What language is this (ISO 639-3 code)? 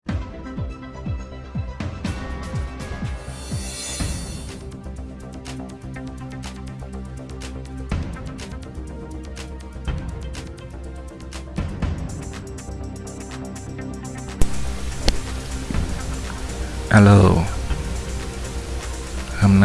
vie